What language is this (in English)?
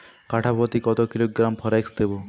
Bangla